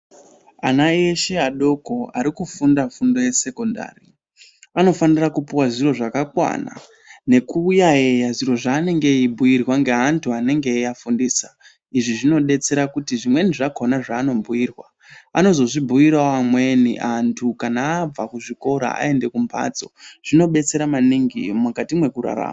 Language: Ndau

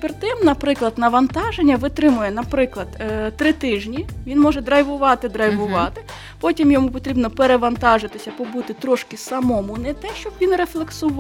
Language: Ukrainian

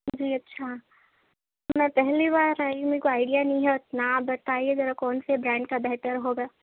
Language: Urdu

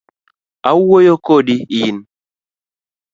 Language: Luo (Kenya and Tanzania)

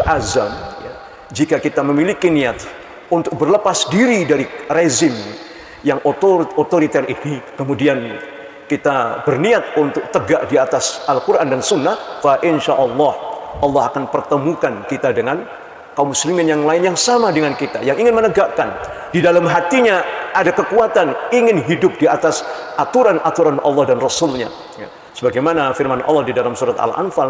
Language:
Indonesian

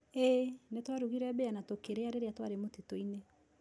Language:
Kikuyu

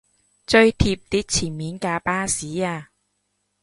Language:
Cantonese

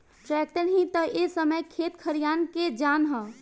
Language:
Bhojpuri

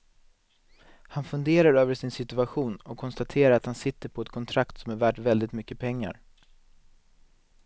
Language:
Swedish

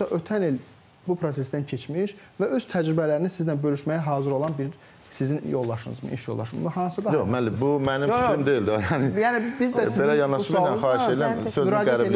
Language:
Turkish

